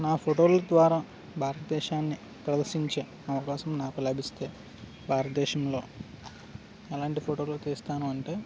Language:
Telugu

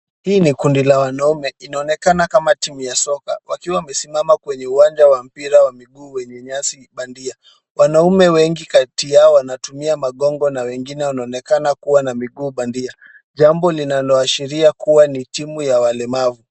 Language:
Swahili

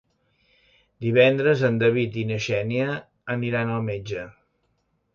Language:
Catalan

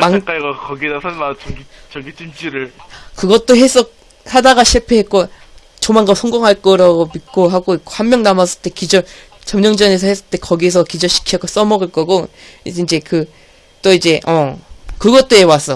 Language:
Korean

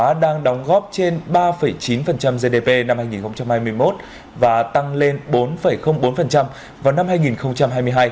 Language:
Vietnamese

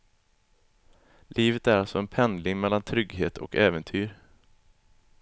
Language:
Swedish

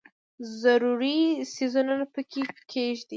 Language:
Pashto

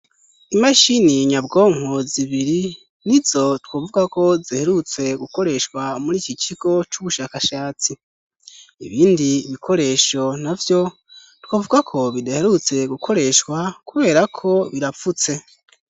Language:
Rundi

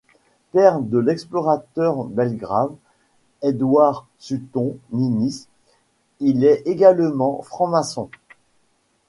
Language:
French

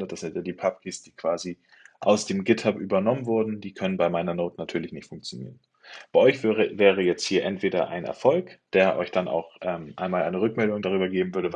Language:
German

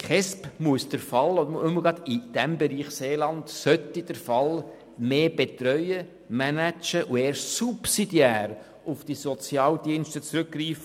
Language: Swiss German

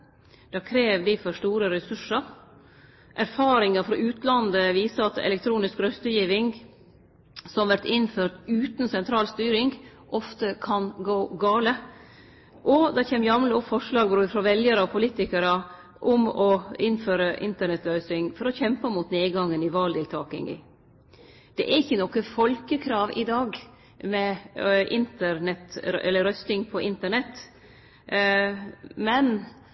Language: Norwegian Nynorsk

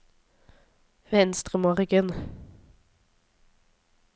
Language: Norwegian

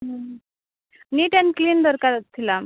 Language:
Odia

